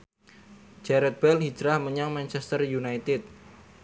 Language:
Javanese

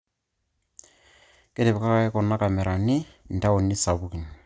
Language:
Masai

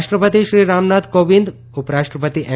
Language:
Gujarati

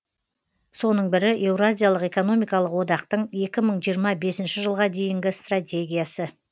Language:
Kazakh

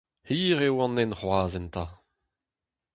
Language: Breton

